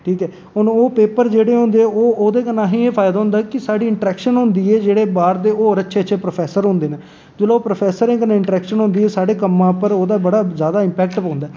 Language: Dogri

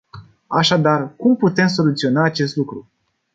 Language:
Romanian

